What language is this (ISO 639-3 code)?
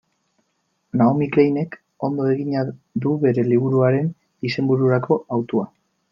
eus